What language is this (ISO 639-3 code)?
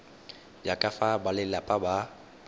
tsn